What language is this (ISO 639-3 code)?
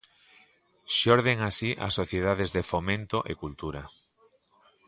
glg